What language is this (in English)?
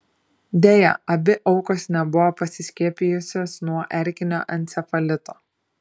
Lithuanian